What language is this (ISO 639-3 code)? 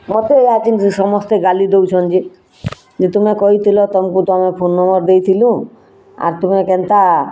ori